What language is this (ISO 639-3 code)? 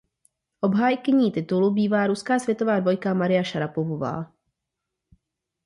ces